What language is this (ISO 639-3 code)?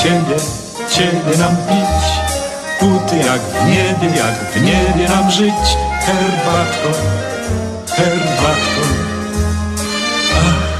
pol